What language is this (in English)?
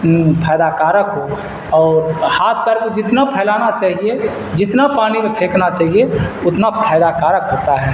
Urdu